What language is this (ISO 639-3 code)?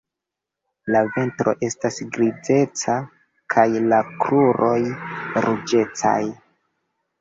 epo